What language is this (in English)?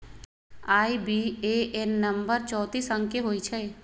Magahi